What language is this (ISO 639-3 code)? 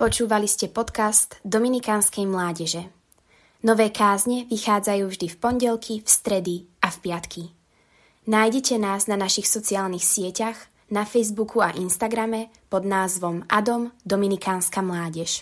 slk